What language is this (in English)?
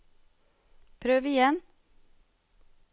Norwegian